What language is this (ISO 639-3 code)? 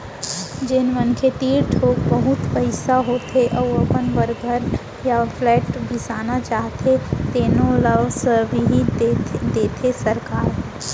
hne